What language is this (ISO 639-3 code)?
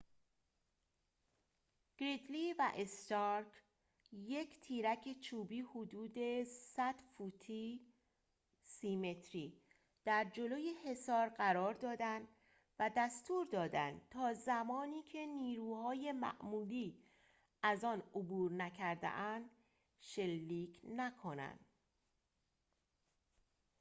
fas